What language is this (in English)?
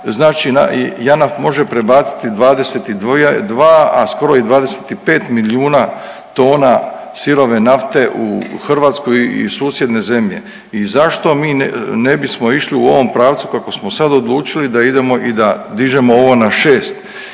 Croatian